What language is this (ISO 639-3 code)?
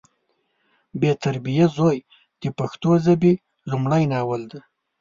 pus